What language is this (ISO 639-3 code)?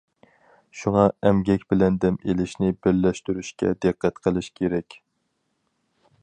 uig